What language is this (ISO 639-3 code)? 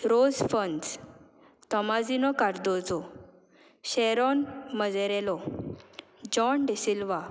kok